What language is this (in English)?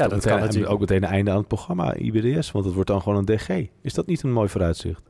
Dutch